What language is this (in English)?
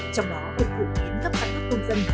Vietnamese